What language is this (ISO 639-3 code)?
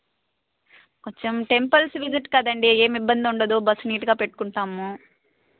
tel